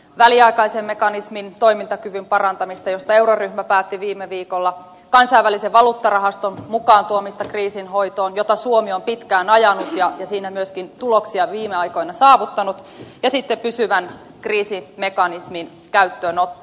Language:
Finnish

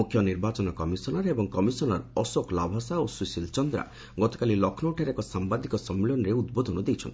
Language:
Odia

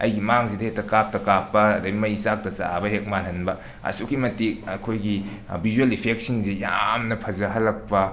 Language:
Manipuri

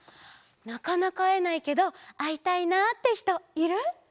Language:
Japanese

